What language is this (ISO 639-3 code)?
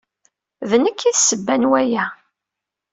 kab